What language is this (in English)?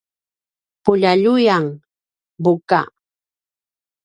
Paiwan